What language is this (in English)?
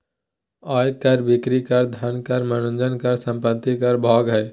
Magahi